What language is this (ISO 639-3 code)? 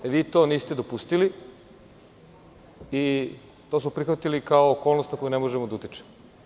srp